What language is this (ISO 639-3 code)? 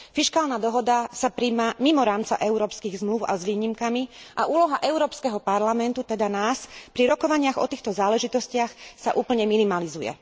slk